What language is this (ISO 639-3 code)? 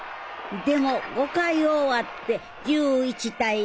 jpn